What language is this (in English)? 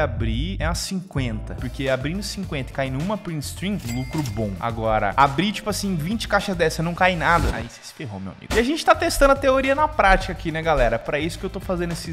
Portuguese